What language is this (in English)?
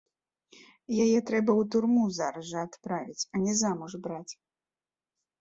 Belarusian